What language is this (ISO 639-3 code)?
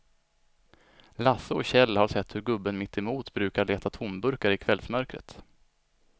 swe